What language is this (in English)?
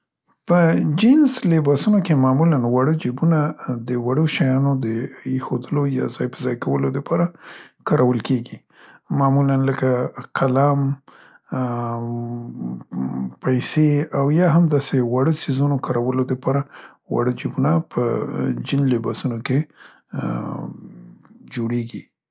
Central Pashto